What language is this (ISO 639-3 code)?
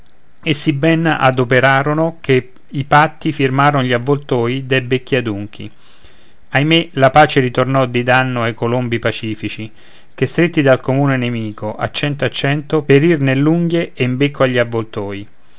ita